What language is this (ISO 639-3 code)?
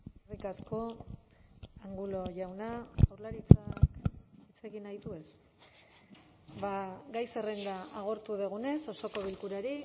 eus